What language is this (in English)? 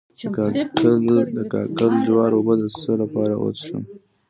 Pashto